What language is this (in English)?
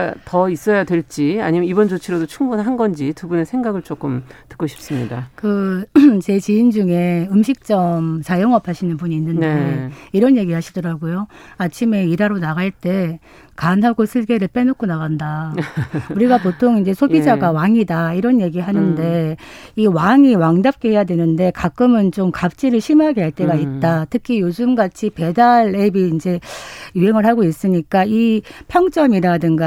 Korean